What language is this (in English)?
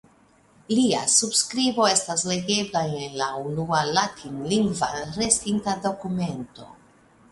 Esperanto